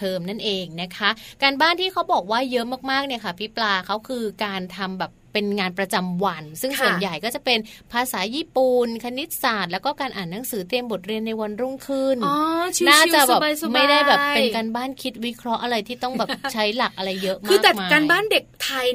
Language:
Thai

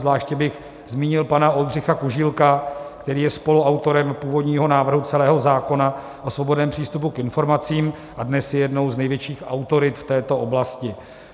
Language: Czech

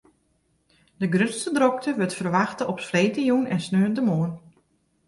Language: Western Frisian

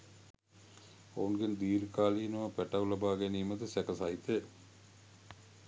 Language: Sinhala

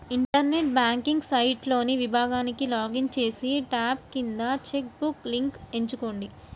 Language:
Telugu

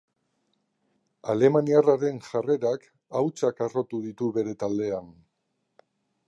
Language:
Basque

